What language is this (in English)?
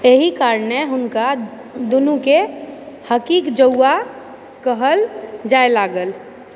Maithili